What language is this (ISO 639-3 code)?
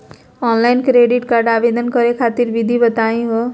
mag